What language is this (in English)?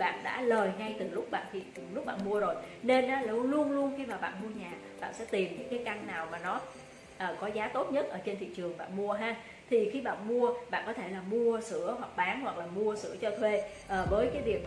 Vietnamese